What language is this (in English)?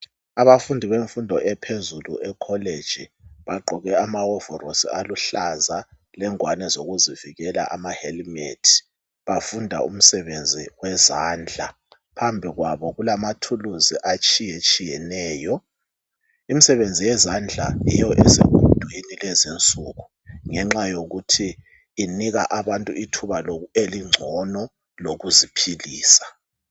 North Ndebele